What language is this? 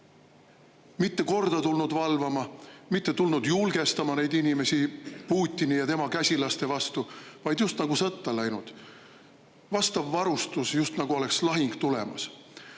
Estonian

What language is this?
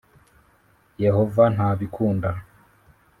Kinyarwanda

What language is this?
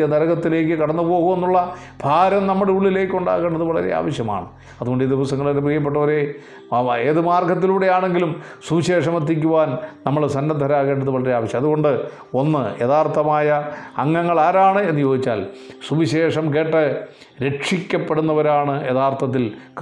Malayalam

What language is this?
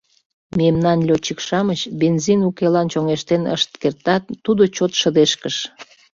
Mari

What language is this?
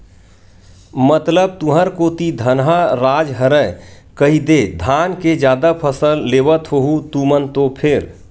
Chhattisgarhi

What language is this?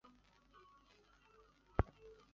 Chinese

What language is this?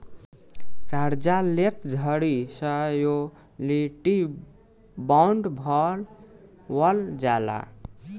Bhojpuri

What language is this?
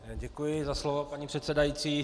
Czech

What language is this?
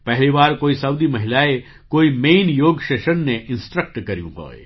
Gujarati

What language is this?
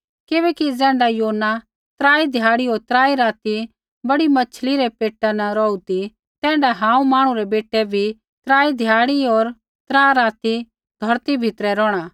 Kullu Pahari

